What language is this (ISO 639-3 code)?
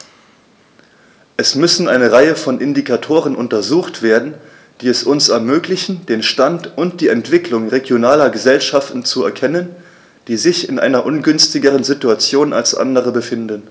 deu